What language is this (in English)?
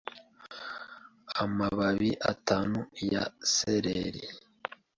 Kinyarwanda